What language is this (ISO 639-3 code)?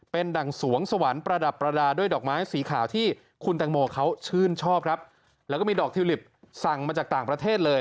tha